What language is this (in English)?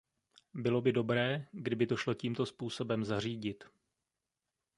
Czech